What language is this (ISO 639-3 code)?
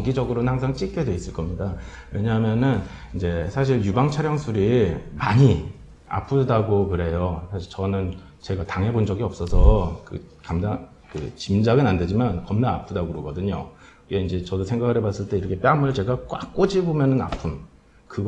kor